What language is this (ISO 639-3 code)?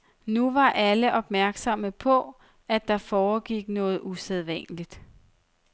dan